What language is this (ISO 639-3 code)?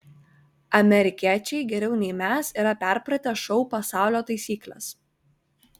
lit